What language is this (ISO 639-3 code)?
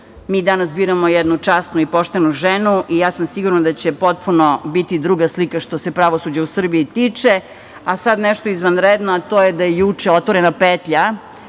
srp